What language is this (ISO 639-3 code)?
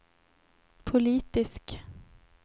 swe